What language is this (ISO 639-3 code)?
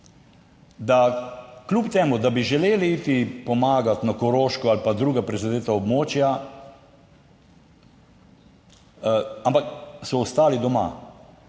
slv